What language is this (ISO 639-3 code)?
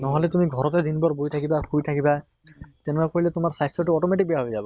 asm